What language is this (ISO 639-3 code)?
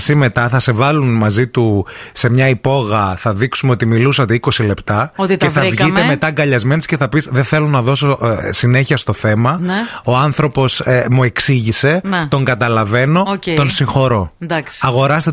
ell